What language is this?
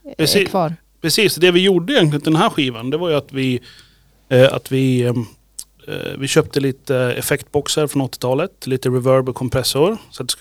Swedish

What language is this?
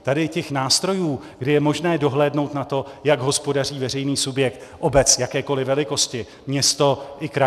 Czech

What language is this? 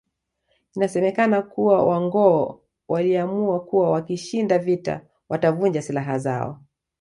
Swahili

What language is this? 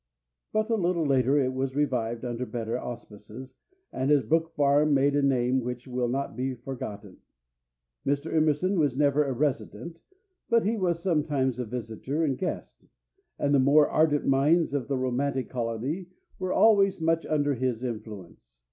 English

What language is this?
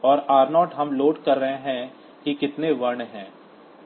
Hindi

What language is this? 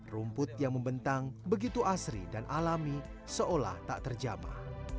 Indonesian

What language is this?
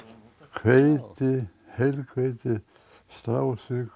Icelandic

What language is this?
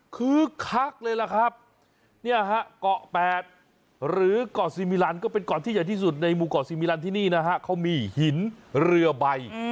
Thai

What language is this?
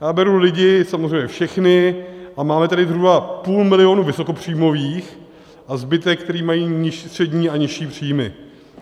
Czech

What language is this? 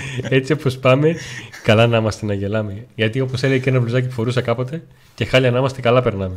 Greek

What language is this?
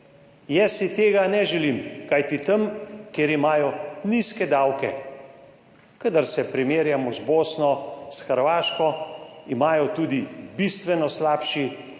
Slovenian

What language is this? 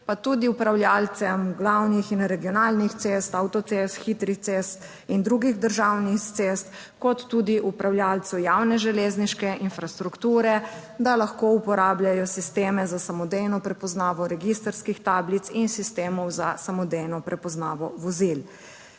Slovenian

